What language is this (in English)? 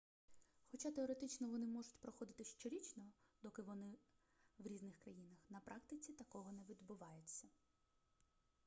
Ukrainian